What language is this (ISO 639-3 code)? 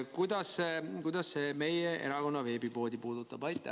est